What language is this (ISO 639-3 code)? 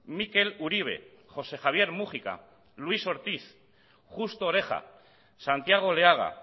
eus